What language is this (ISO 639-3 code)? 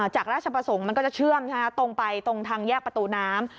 tha